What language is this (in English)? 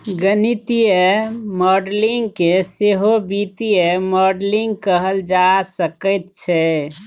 Maithili